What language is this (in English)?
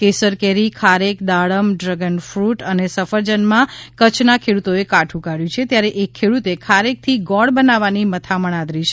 Gujarati